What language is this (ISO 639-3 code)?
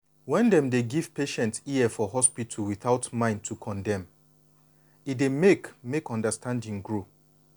pcm